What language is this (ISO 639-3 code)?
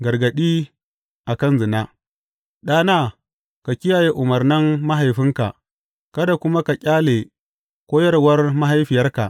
hau